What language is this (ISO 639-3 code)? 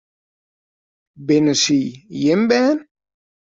fry